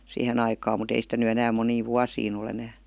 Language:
Finnish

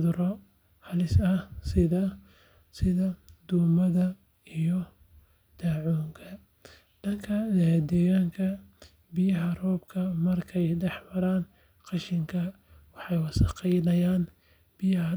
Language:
Somali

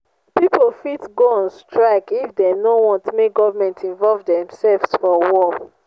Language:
Nigerian Pidgin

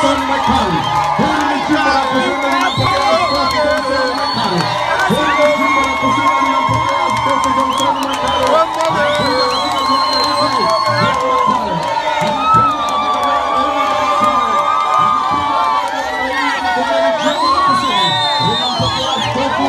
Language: Romanian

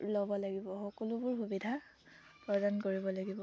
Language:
Assamese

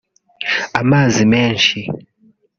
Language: Kinyarwanda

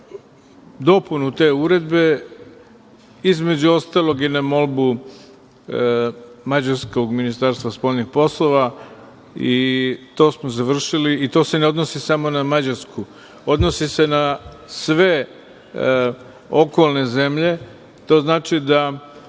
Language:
Serbian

